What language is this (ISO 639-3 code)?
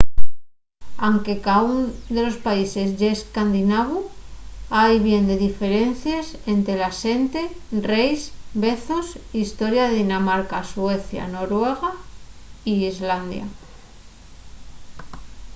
ast